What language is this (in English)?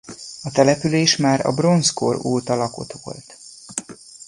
Hungarian